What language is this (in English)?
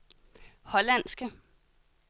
Danish